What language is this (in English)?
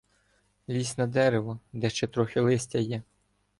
Ukrainian